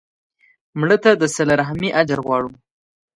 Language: Pashto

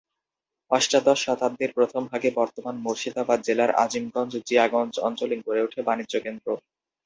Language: Bangla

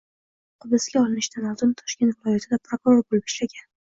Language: Uzbek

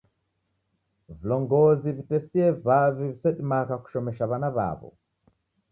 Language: Taita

